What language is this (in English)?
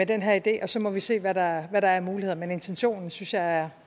Danish